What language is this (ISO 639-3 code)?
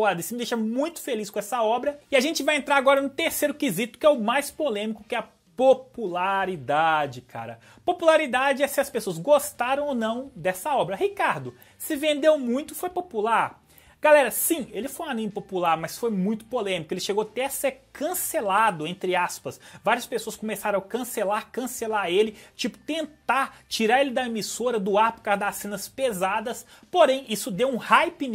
por